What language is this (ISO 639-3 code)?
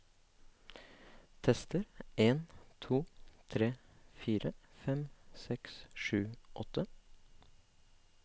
nor